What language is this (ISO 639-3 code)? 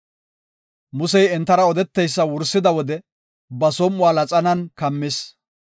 gof